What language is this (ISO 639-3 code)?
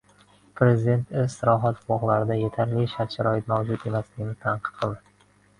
uzb